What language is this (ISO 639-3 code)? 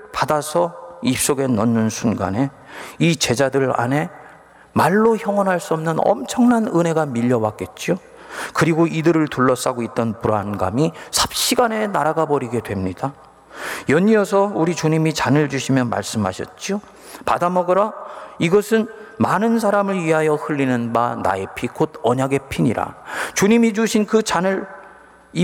kor